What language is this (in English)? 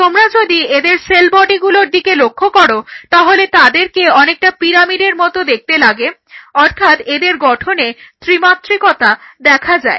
Bangla